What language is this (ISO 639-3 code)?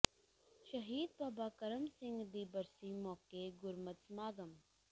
pan